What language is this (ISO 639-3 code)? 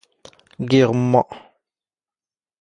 zgh